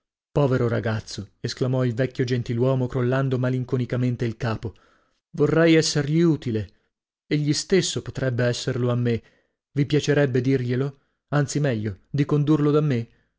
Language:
Italian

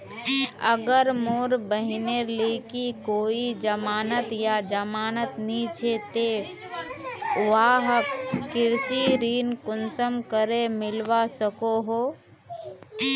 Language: Magahi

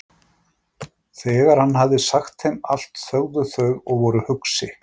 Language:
Icelandic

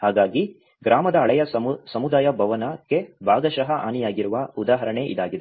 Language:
Kannada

